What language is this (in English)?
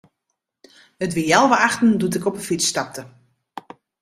Western Frisian